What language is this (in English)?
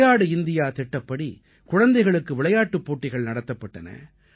Tamil